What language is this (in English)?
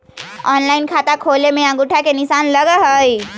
Magahi